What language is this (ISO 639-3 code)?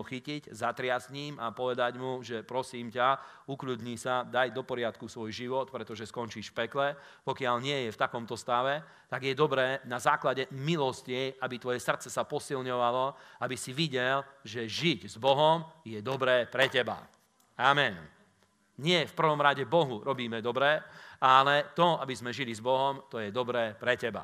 slk